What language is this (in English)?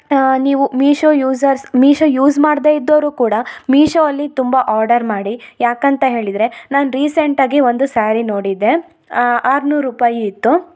Kannada